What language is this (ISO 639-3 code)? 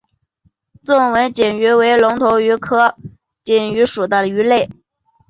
zho